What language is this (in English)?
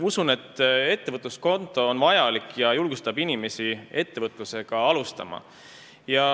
Estonian